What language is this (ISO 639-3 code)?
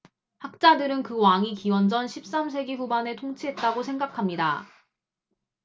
kor